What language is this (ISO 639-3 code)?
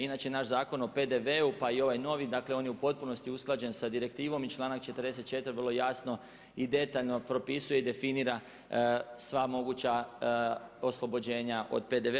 hrv